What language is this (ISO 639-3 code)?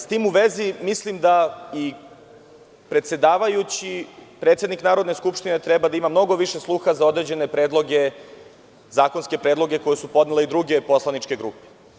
srp